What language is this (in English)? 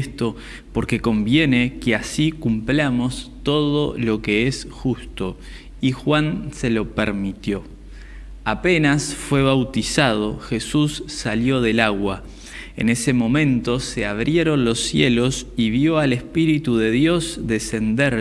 Spanish